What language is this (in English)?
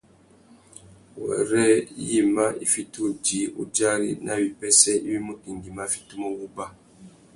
Tuki